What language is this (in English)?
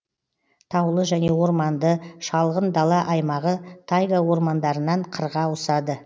Kazakh